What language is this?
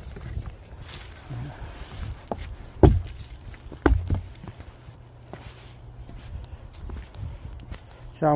Vietnamese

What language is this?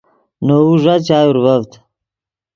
Yidgha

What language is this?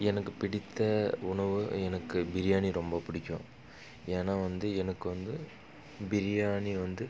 Tamil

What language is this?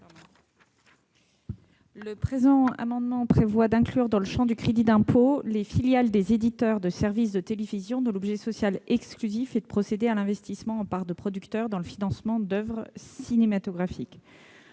French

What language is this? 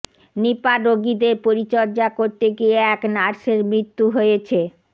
Bangla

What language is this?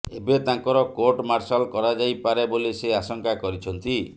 Odia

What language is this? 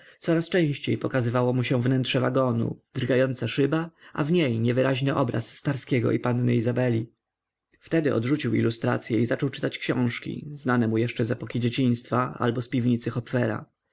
Polish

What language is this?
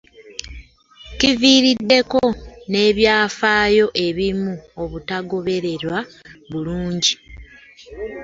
Ganda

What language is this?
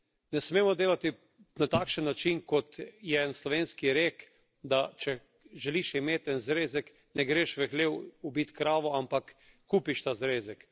Slovenian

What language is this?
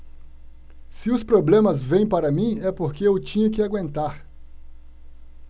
Portuguese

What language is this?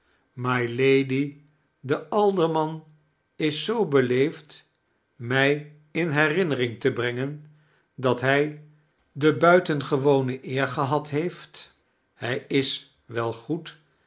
Dutch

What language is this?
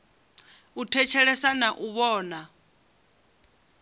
Venda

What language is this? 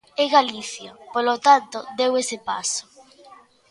Galician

